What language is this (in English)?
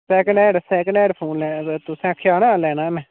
Dogri